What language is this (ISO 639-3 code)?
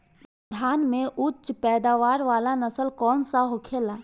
bho